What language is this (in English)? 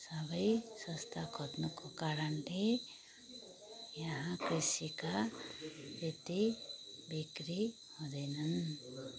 Nepali